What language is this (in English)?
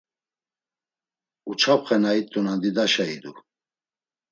Laz